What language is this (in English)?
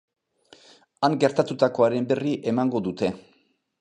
Basque